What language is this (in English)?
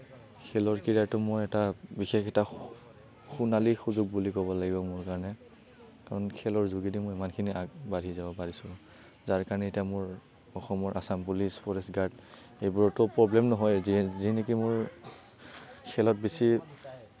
Assamese